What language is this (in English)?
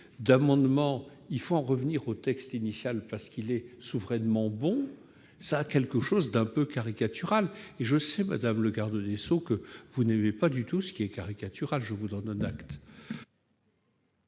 French